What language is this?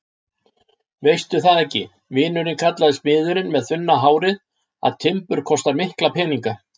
Icelandic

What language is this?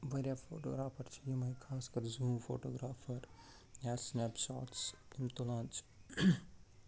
Kashmiri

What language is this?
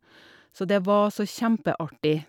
Norwegian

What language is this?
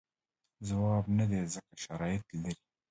Pashto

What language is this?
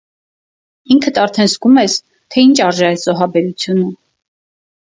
Armenian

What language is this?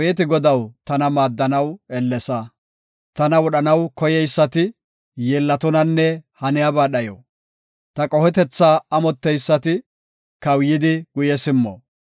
Gofa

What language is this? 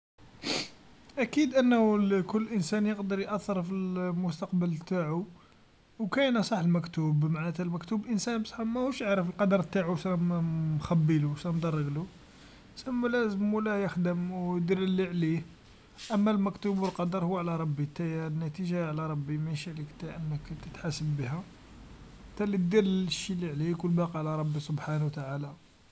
Algerian Arabic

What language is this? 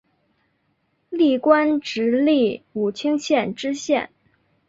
Chinese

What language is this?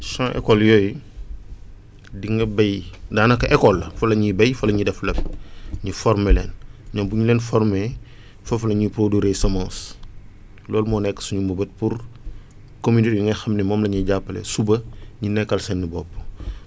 Wolof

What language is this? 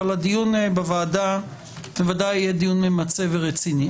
Hebrew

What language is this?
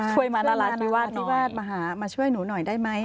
Thai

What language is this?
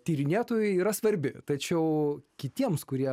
Lithuanian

